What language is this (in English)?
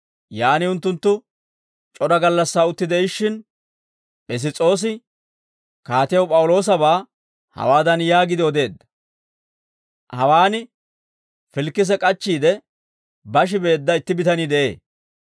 Dawro